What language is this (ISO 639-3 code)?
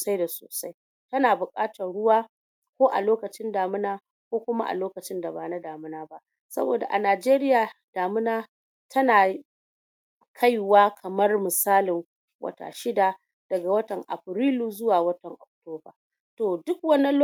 hau